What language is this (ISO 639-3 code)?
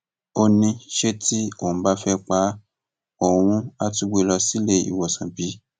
yor